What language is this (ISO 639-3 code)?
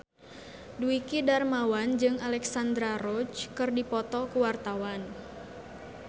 sun